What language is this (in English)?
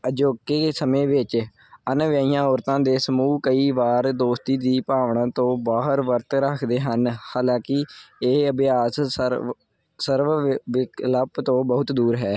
Punjabi